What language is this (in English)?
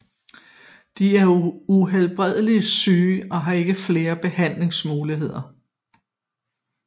Danish